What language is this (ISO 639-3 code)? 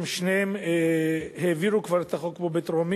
heb